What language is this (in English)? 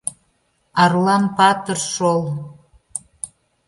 Mari